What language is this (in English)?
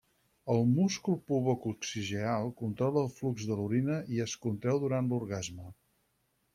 Catalan